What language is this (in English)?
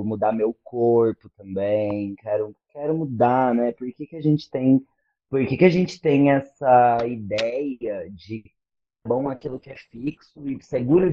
Portuguese